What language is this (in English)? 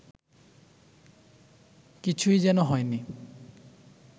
Bangla